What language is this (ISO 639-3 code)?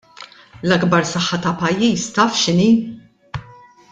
mlt